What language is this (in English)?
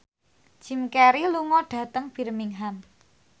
Javanese